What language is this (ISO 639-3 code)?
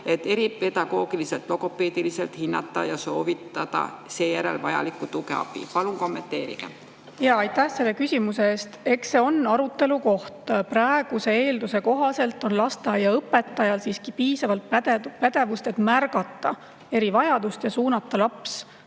est